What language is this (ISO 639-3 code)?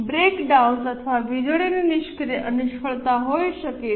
guj